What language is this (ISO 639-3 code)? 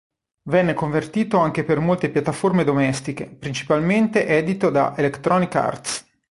ita